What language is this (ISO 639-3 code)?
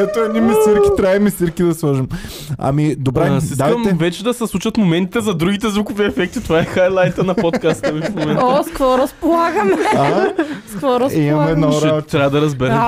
bul